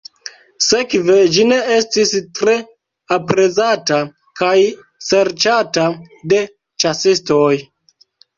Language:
Esperanto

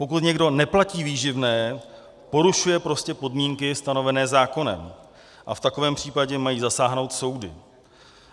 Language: Czech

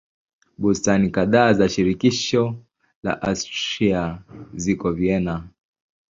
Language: Swahili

